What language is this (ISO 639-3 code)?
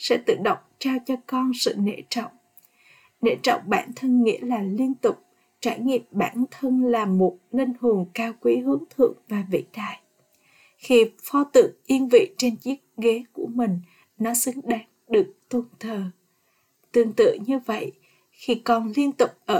vie